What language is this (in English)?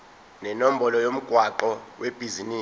Zulu